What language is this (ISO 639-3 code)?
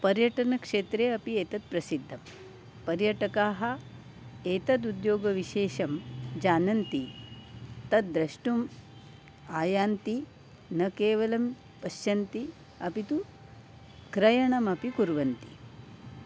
san